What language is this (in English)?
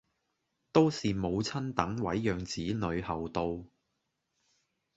Cantonese